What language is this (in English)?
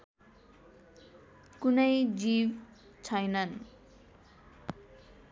Nepali